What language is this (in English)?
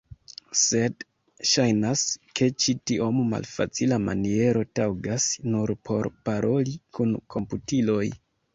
Esperanto